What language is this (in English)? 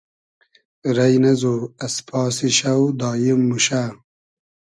Hazaragi